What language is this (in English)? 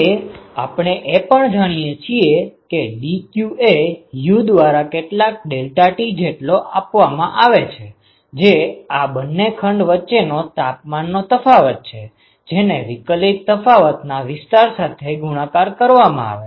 Gujarati